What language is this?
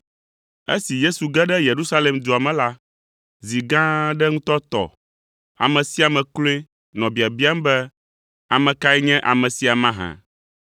Ewe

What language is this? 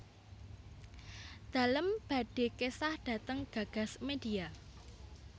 Javanese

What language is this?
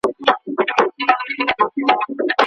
Pashto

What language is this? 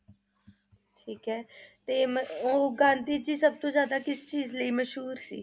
Punjabi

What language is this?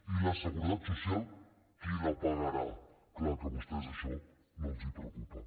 Catalan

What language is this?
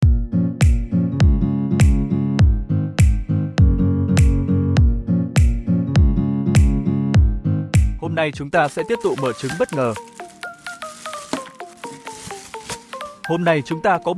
Vietnamese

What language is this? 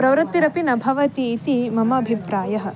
Sanskrit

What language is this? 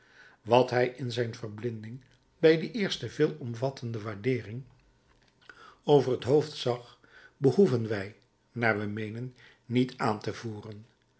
Dutch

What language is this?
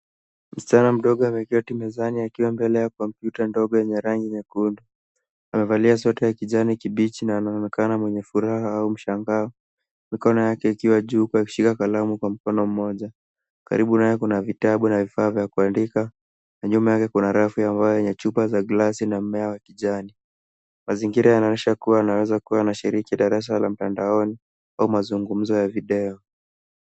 Swahili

